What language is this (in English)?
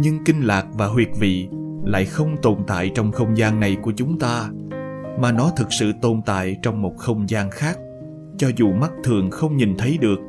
Vietnamese